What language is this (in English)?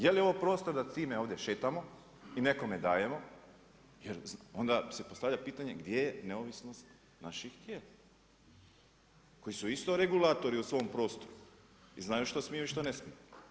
Croatian